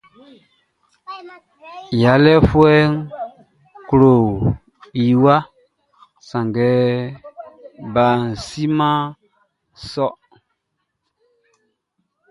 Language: Baoulé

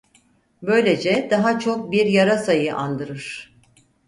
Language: Turkish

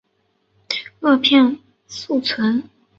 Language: Chinese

